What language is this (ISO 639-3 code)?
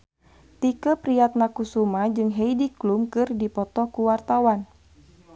sun